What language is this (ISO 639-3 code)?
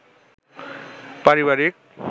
ben